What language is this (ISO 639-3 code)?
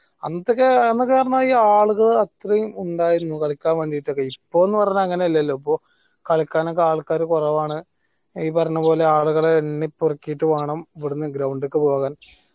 mal